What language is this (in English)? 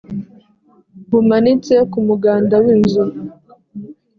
Kinyarwanda